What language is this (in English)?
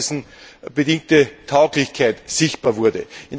German